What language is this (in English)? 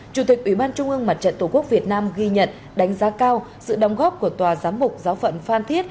Vietnamese